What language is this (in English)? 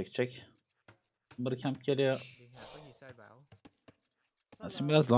Turkish